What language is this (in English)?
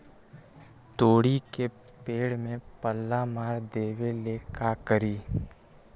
Magahi